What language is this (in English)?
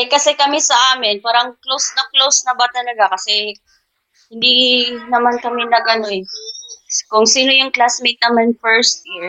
Filipino